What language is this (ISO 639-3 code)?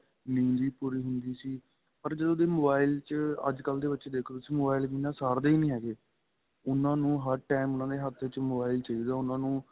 pan